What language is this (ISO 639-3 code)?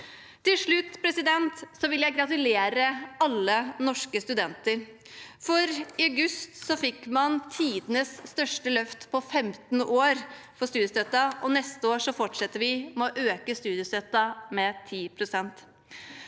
nor